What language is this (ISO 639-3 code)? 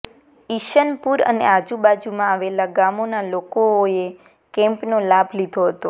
guj